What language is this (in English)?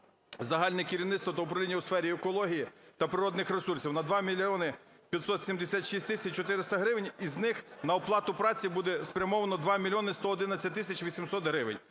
Ukrainian